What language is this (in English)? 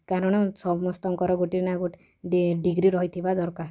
Odia